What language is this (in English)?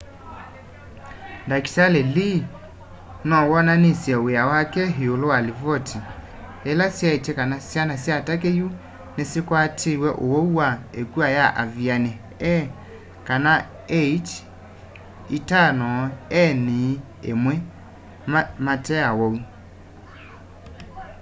Kamba